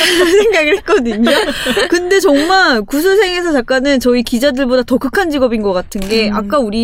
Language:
Korean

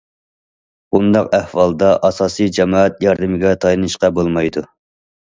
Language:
Uyghur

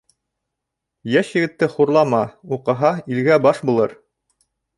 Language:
Bashkir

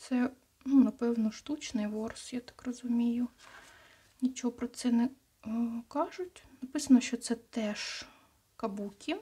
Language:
Ukrainian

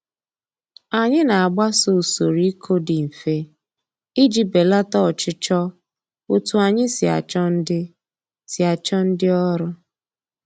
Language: Igbo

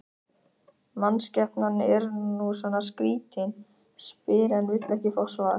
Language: Icelandic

